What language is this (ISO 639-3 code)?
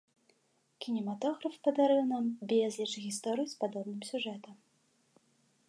bel